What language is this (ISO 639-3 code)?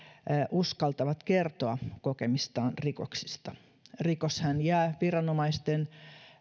fin